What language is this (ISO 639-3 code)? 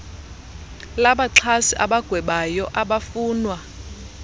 xho